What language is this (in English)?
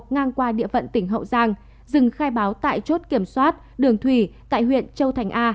Vietnamese